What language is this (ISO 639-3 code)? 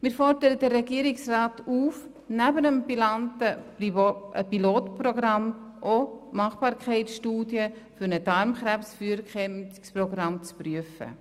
gsw